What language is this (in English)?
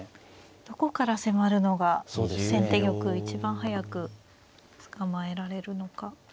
Japanese